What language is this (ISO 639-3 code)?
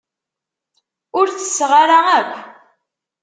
kab